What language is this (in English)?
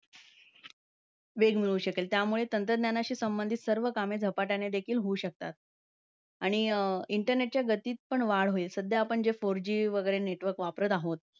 Marathi